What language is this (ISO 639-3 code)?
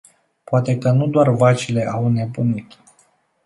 ron